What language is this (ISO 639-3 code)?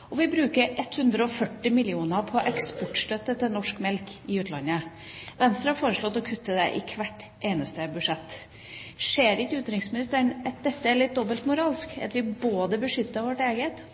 nob